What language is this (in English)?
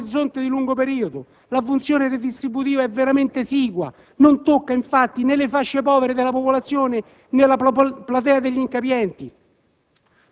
Italian